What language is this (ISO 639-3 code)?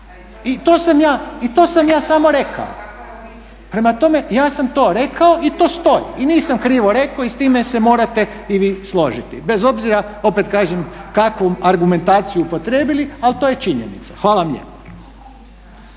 hrv